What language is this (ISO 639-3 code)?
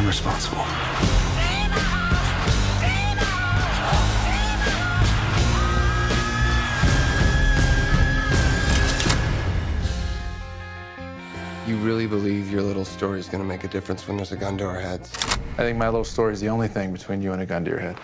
eng